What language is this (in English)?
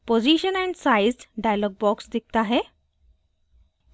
Hindi